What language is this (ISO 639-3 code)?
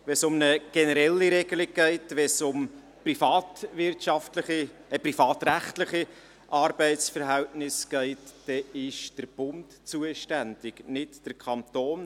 gsw